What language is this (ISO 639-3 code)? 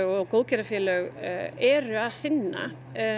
isl